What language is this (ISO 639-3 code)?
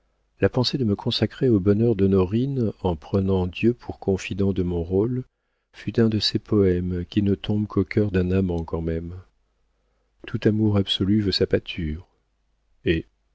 fra